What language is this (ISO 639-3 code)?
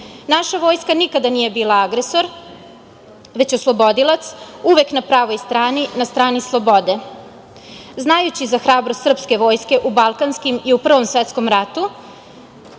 srp